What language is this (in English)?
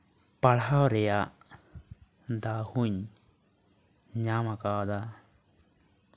Santali